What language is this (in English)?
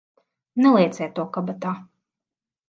Latvian